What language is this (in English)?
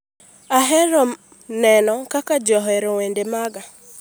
Luo (Kenya and Tanzania)